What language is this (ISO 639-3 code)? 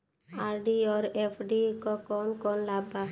bho